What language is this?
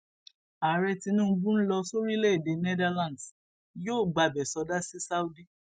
Yoruba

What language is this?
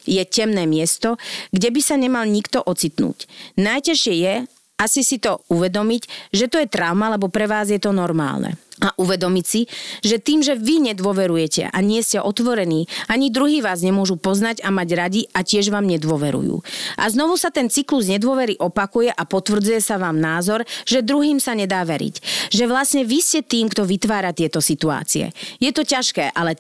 Slovak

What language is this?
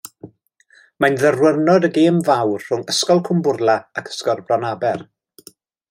Welsh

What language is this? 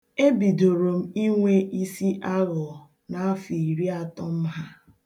Igbo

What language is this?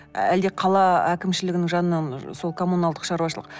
Kazakh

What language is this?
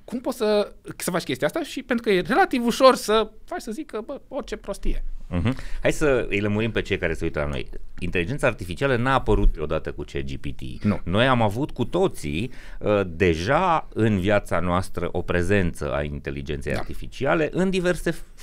Romanian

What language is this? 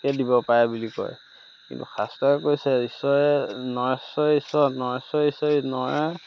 Assamese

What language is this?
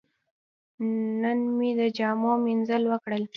Pashto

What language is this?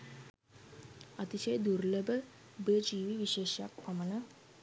Sinhala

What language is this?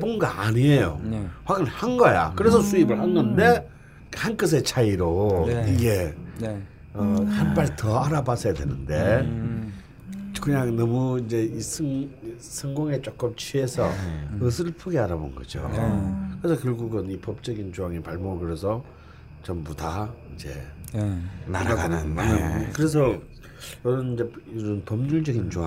Korean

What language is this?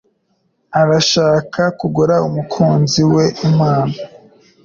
Kinyarwanda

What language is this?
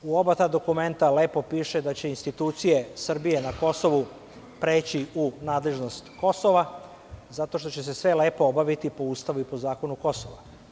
Serbian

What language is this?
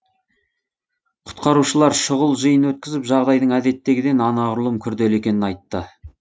Kazakh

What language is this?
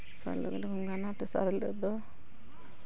Santali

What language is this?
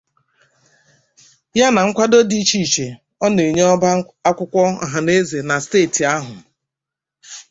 Igbo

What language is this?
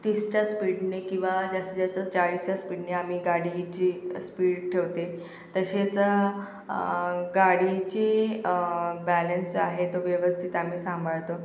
Marathi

